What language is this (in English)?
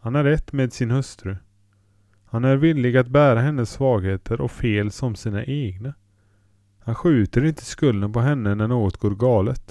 Swedish